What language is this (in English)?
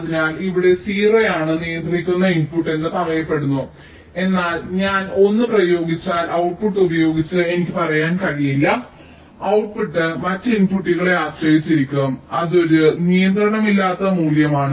Malayalam